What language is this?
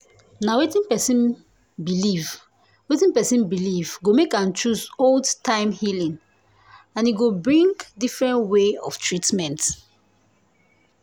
Nigerian Pidgin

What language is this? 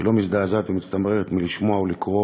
Hebrew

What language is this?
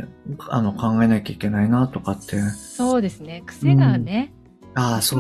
Japanese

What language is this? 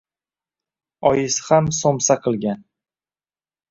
Uzbek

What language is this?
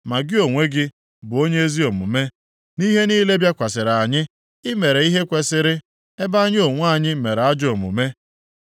Igbo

